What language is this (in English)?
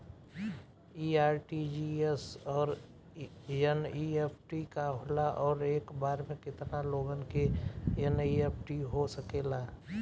Bhojpuri